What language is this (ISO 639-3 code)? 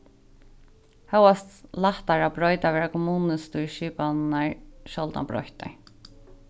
fao